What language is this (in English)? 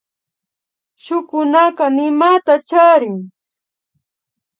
Imbabura Highland Quichua